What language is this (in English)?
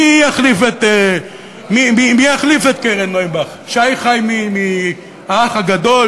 Hebrew